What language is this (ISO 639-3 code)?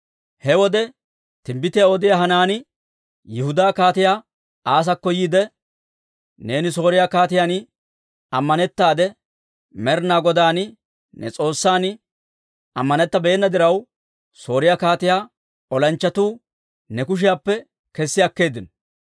dwr